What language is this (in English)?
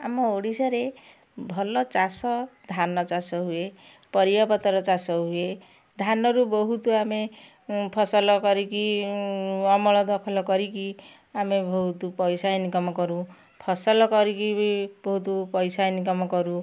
Odia